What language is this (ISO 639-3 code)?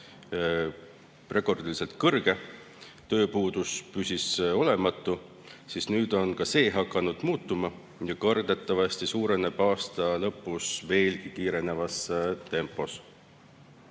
est